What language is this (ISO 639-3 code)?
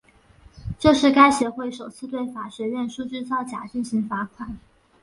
zho